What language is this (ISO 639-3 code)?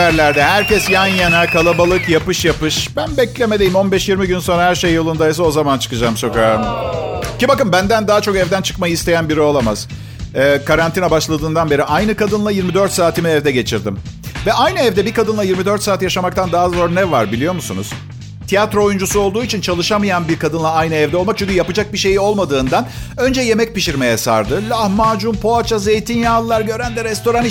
tur